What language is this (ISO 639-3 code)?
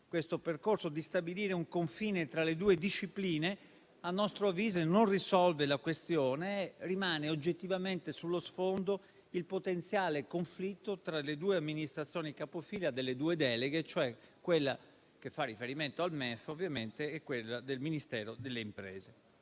ita